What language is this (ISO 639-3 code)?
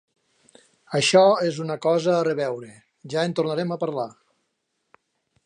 cat